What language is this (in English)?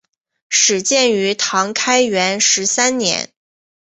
Chinese